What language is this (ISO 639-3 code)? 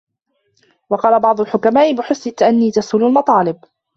ara